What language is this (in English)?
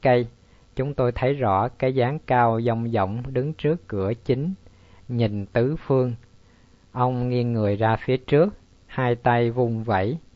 Vietnamese